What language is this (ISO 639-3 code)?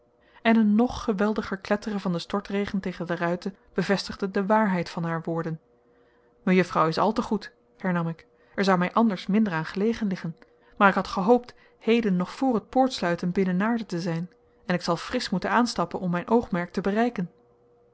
nld